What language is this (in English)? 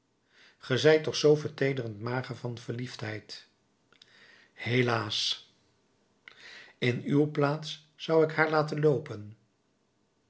Dutch